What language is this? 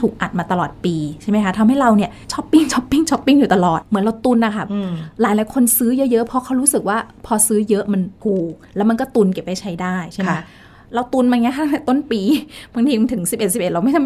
Thai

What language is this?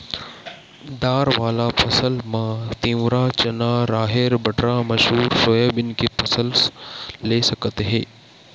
Chhattisgarhi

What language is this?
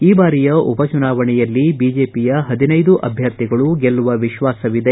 Kannada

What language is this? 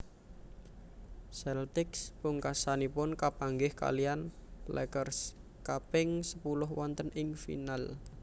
Javanese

